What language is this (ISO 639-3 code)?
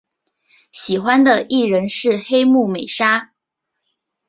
zho